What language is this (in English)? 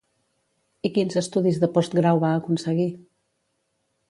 Catalan